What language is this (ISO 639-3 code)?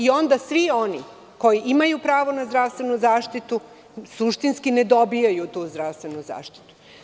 srp